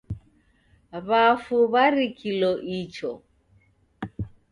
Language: Taita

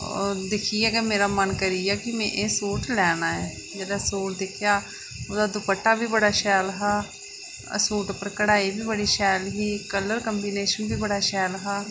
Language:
Dogri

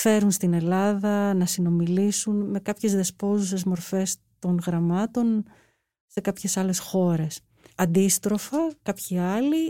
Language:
Greek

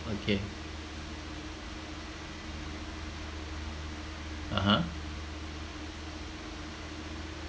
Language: English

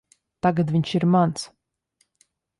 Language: Latvian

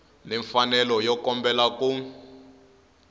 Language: Tsonga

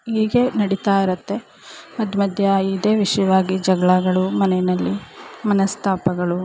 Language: Kannada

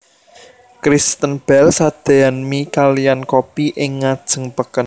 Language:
Javanese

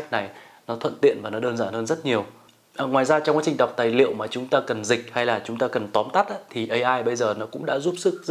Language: Vietnamese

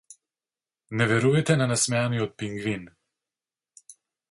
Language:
Macedonian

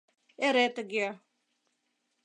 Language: Mari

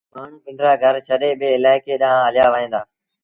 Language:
Sindhi Bhil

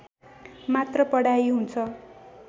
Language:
Nepali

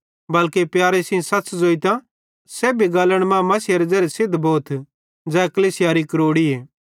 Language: Bhadrawahi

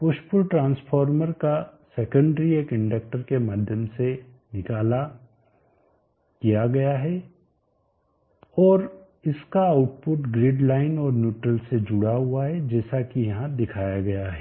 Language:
Hindi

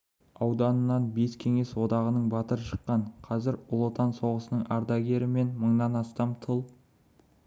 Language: Kazakh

